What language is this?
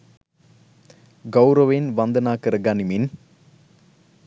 Sinhala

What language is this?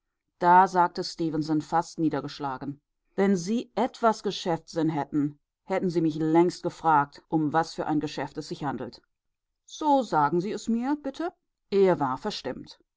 German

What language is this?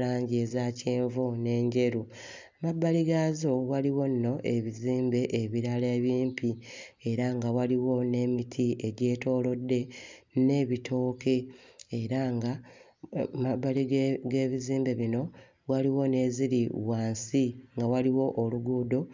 Ganda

